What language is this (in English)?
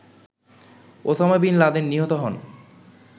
Bangla